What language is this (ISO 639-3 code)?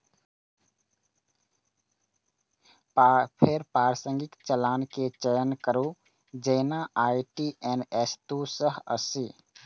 mai